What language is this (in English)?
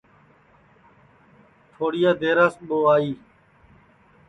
Sansi